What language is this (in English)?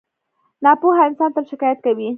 Pashto